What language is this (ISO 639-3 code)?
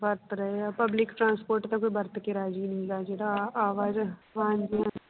pan